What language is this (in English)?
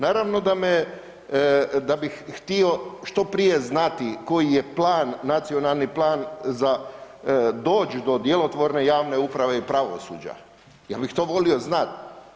Croatian